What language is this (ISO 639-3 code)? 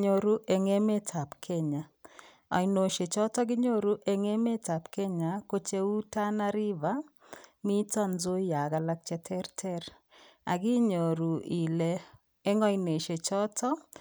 kln